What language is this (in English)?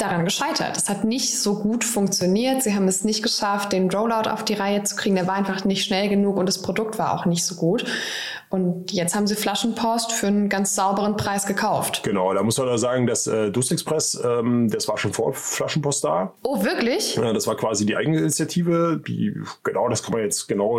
German